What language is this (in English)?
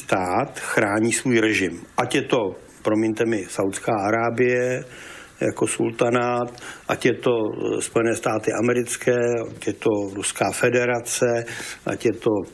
Czech